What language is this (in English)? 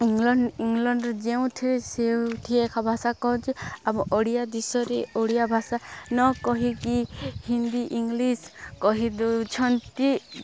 Odia